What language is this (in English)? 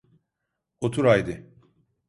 Turkish